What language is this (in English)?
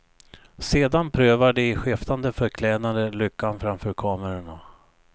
Swedish